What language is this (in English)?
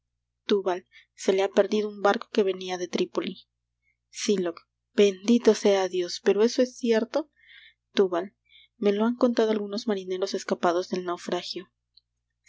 Spanish